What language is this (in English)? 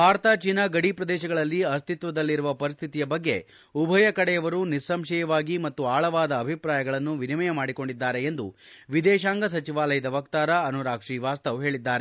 Kannada